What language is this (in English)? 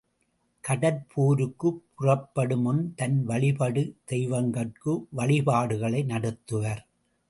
Tamil